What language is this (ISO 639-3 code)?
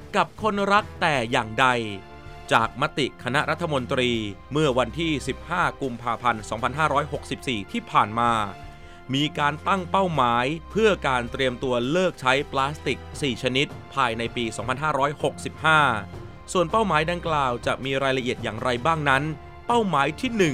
tha